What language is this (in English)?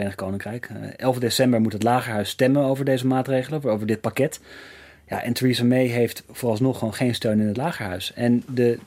Dutch